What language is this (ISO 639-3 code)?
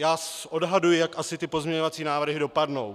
ces